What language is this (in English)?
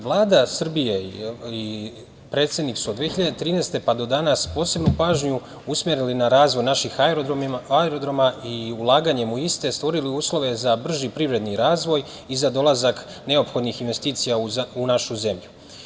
Serbian